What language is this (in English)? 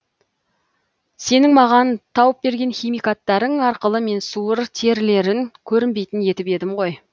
Kazakh